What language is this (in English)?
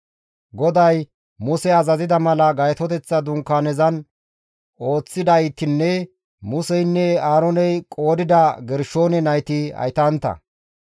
Gamo